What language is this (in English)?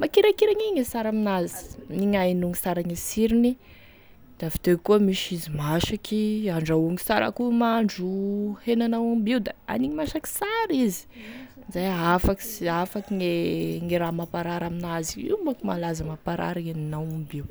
Tesaka Malagasy